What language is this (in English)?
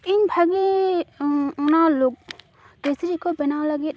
Santali